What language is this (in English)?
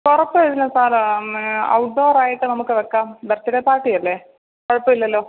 Malayalam